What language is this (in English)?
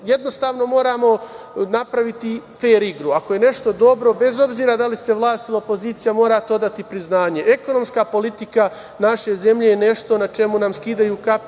Serbian